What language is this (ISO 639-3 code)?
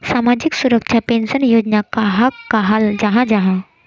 mag